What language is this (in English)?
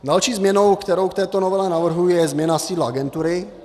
Czech